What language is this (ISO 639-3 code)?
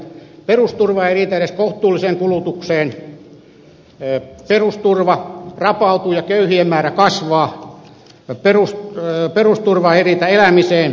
fin